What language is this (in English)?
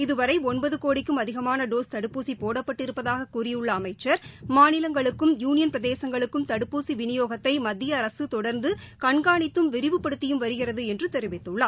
Tamil